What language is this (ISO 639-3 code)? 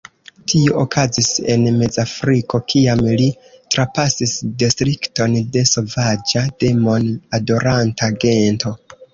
epo